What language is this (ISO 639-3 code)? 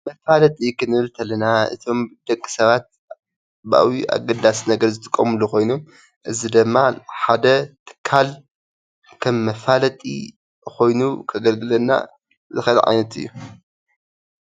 tir